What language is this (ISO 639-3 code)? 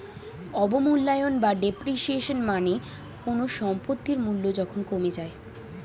ben